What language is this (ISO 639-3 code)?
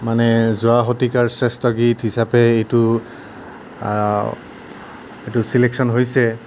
asm